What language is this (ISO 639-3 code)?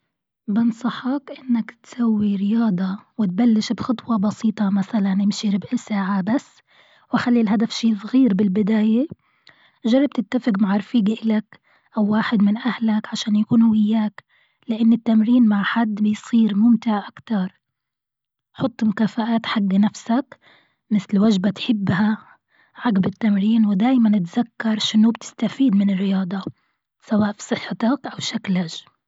afb